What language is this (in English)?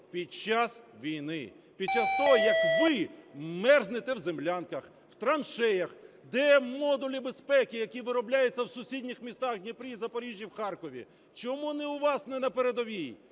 Ukrainian